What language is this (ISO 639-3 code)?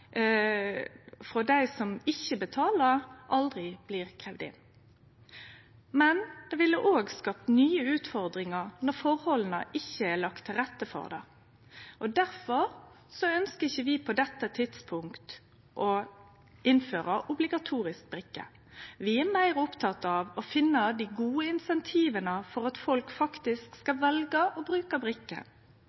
nno